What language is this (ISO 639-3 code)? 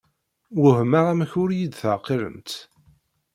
kab